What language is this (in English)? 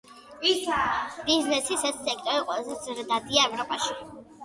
Georgian